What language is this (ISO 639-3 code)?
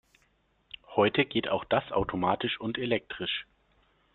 deu